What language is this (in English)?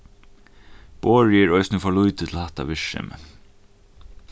Faroese